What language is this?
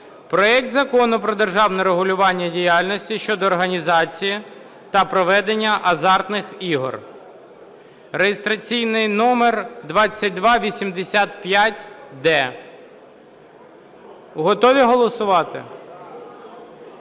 Ukrainian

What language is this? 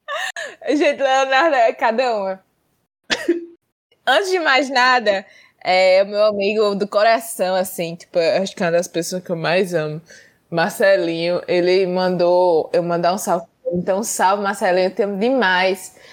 Portuguese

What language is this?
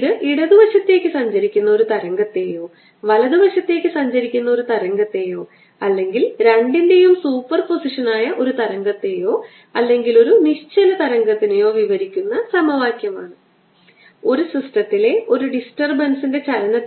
Malayalam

